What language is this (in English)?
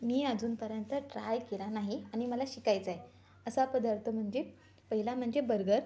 Marathi